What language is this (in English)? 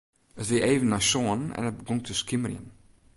Western Frisian